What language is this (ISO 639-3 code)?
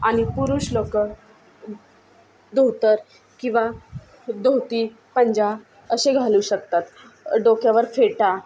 mar